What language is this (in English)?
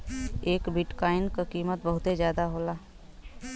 Bhojpuri